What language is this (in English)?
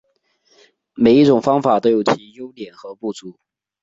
Chinese